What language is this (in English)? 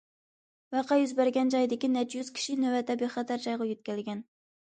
Uyghur